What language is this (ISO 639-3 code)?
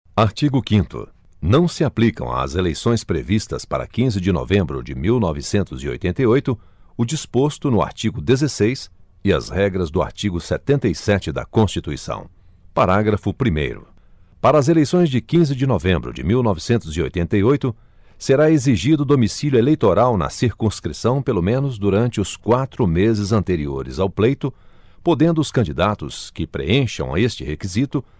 por